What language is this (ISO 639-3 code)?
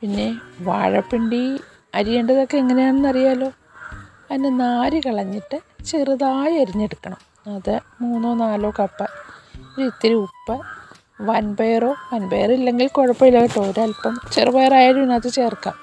mal